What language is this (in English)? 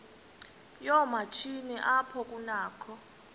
Xhosa